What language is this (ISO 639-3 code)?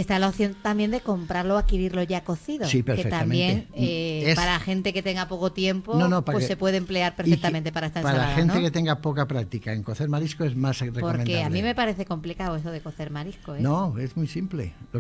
spa